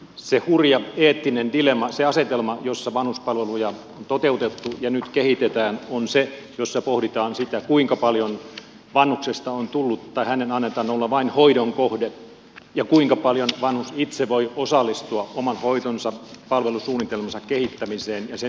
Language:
Finnish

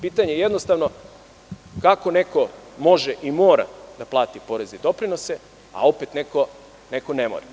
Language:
Serbian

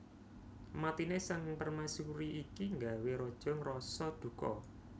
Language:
Javanese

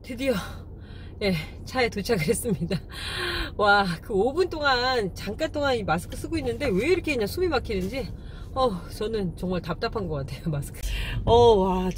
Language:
Korean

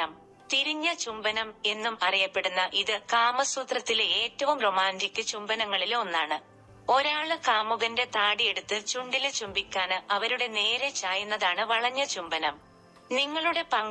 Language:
Malayalam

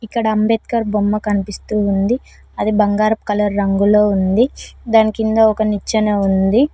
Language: Telugu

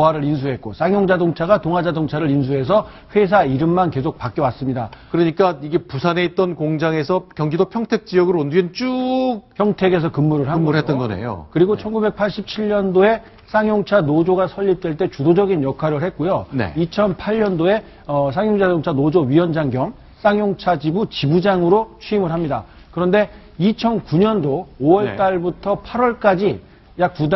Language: Korean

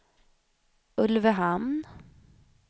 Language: Swedish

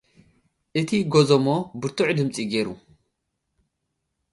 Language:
Tigrinya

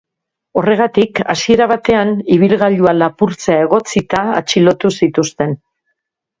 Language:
Basque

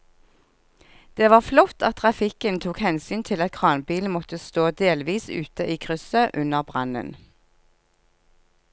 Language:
Norwegian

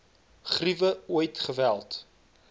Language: Afrikaans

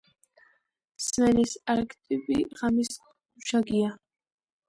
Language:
Georgian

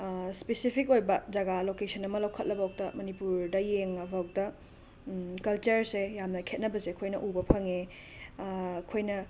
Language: Manipuri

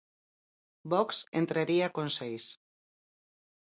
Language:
Galician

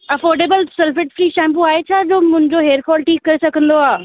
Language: Sindhi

